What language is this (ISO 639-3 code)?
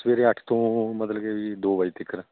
pan